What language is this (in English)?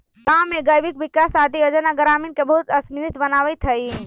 Magahi